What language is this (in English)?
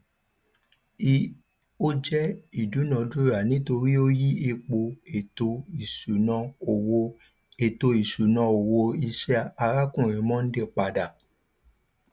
Yoruba